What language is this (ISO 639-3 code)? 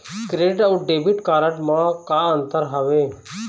hne